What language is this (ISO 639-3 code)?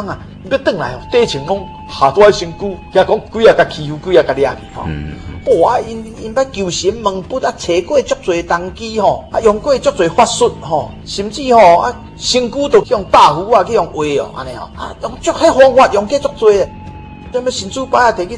zho